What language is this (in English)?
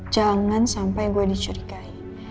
Indonesian